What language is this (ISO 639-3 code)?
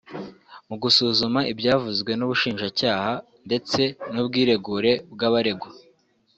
kin